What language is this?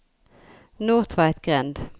Norwegian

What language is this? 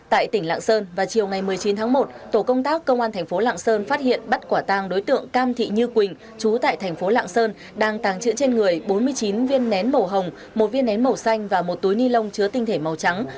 Vietnamese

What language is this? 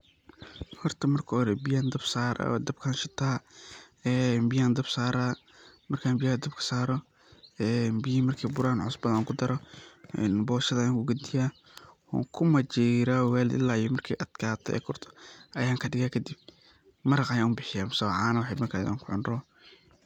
Somali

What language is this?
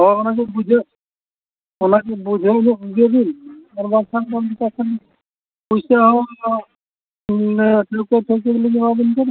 Santali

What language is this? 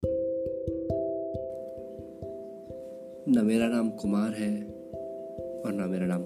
Hindi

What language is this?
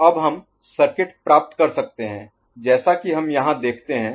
Hindi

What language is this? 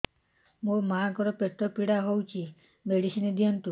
Odia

